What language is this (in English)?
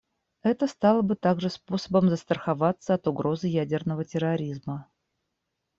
Russian